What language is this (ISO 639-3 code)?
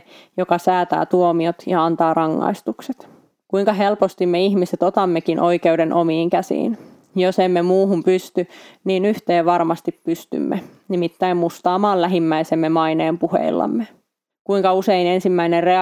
fin